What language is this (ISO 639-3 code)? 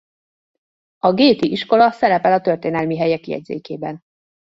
hun